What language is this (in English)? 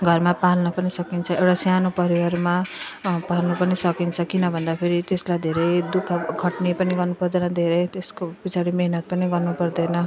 Nepali